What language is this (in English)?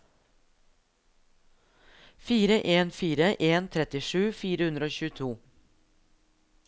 Norwegian